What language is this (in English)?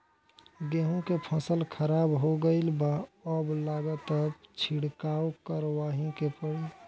Bhojpuri